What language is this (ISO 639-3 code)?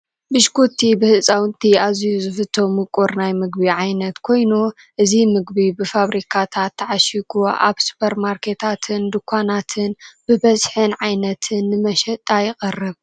tir